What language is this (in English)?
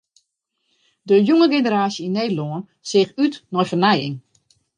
Western Frisian